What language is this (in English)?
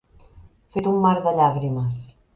Catalan